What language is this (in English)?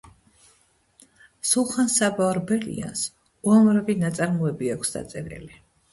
Georgian